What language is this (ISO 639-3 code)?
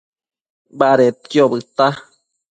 mcf